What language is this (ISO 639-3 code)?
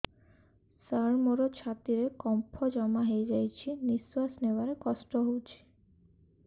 ori